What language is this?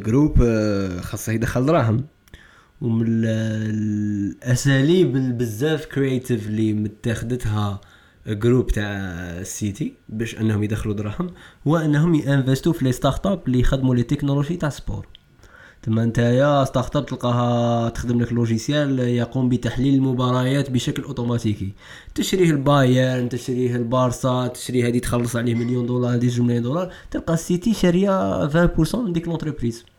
Arabic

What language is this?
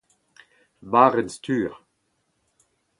Breton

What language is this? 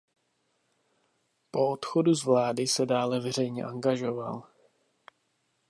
Czech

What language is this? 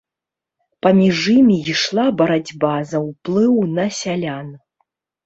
Belarusian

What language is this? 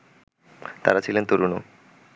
Bangla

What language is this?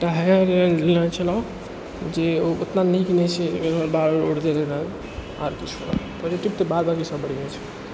Maithili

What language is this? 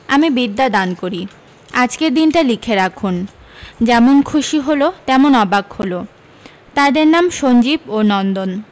Bangla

